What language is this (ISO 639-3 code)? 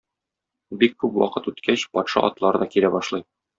tat